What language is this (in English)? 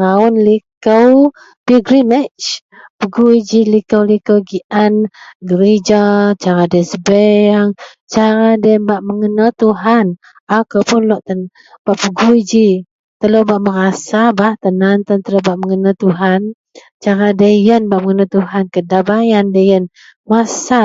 Central Melanau